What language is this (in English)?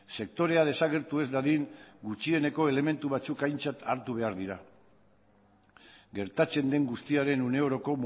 Basque